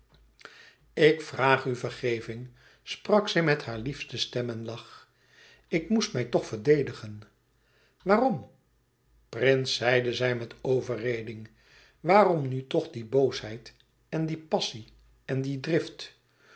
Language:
Dutch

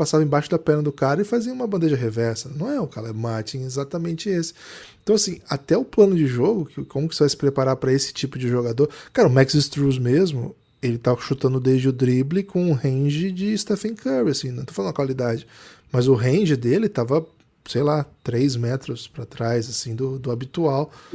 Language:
Portuguese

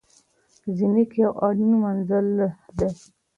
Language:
Pashto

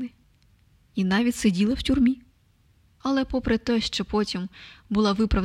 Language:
Ukrainian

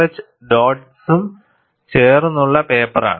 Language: Malayalam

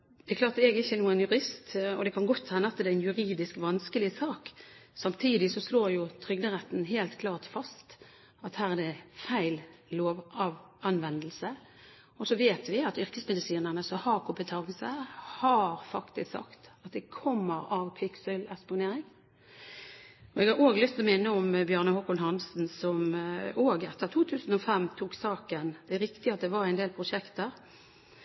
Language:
Norwegian Bokmål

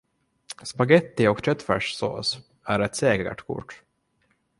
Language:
Swedish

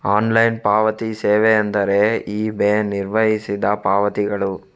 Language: Kannada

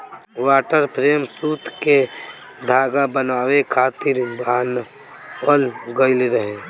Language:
Bhojpuri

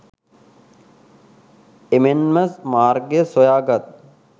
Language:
Sinhala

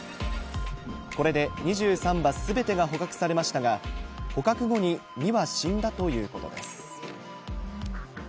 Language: Japanese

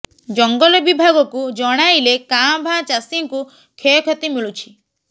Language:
Odia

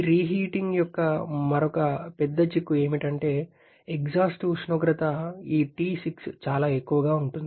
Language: Telugu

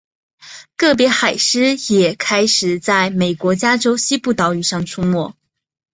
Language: Chinese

